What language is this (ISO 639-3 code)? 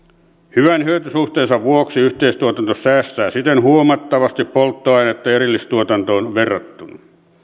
fin